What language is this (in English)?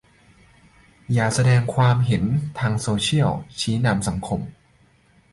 Thai